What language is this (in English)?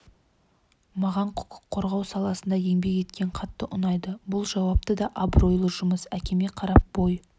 Kazakh